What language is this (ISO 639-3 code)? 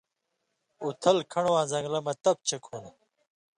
mvy